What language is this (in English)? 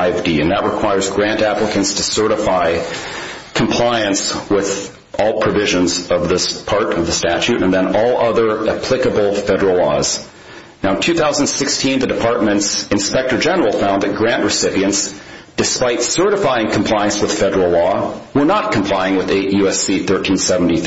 English